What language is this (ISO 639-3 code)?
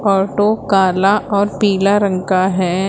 hin